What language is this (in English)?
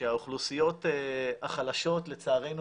Hebrew